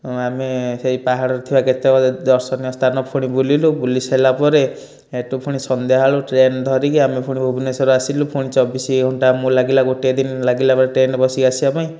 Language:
Odia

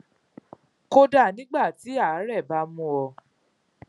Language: Yoruba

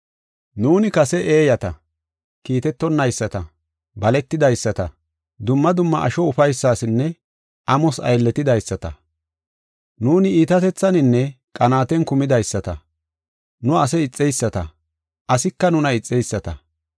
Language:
Gofa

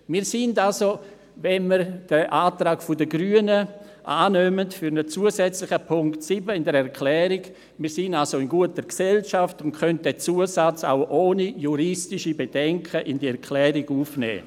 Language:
Swiss German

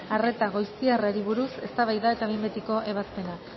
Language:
Basque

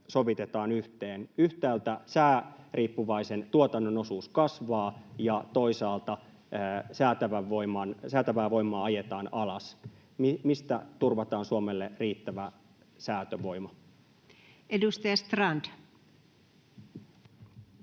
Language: Finnish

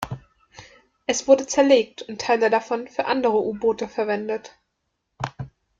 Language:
German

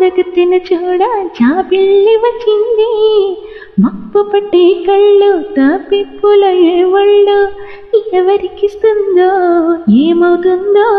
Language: Telugu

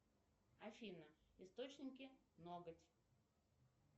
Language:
Russian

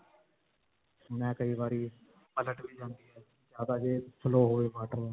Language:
Punjabi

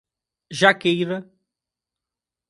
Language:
Portuguese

